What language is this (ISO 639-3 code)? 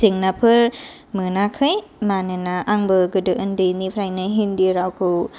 brx